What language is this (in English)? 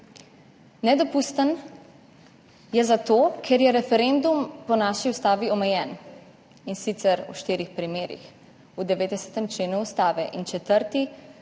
Slovenian